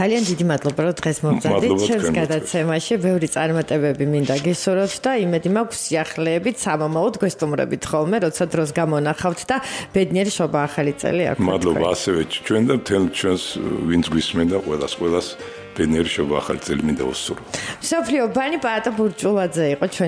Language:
Romanian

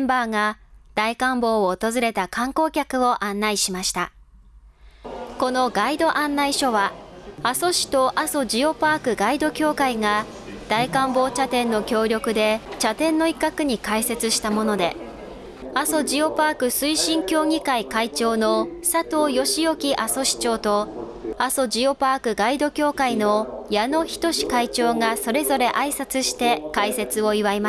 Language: Japanese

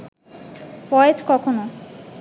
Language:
Bangla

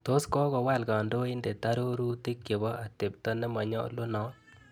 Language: Kalenjin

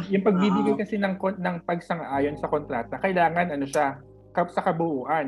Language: Filipino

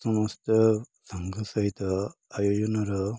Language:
Odia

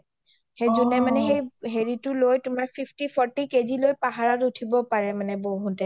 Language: Assamese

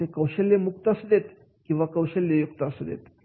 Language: Marathi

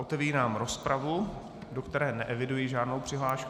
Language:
Czech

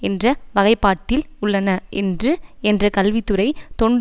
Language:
Tamil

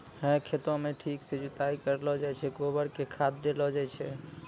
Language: Maithili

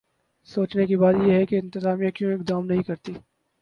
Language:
Urdu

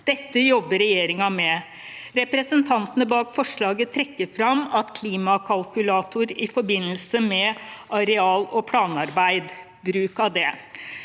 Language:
Norwegian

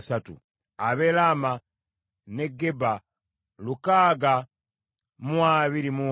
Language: Ganda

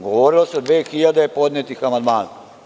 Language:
Serbian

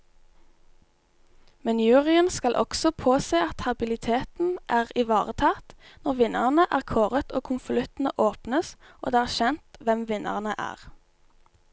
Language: Norwegian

